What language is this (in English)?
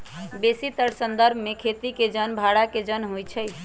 Magahi